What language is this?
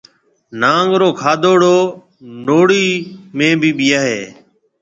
Marwari (Pakistan)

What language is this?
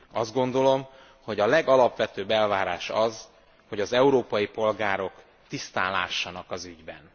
Hungarian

